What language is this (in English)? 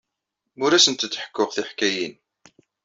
Kabyle